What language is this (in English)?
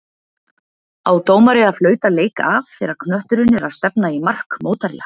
Icelandic